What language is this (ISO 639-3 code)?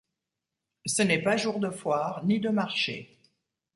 fra